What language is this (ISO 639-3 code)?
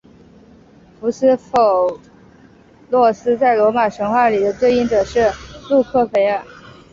zho